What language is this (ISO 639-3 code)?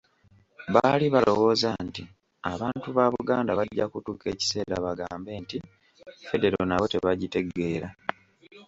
lug